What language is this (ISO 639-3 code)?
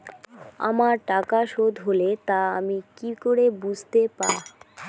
ben